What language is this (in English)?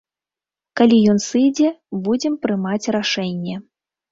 Belarusian